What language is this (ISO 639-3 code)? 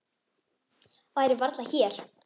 isl